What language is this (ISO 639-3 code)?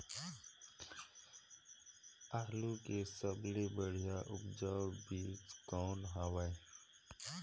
hne